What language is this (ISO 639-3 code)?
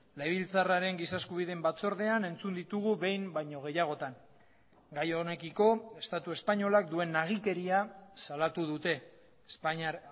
eus